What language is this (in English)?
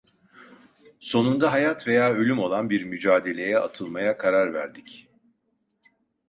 Turkish